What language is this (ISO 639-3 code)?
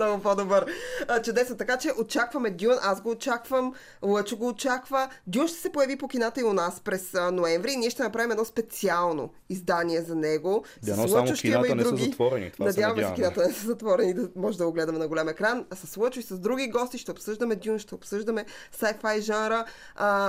bul